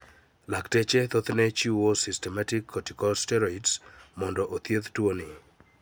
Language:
Luo (Kenya and Tanzania)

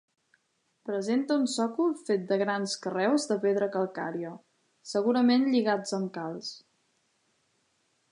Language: Catalan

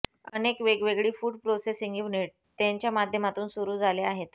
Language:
Marathi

